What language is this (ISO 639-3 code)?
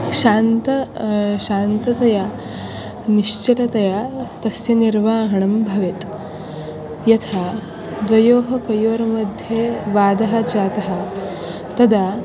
san